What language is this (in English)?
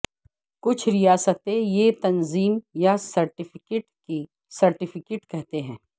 Urdu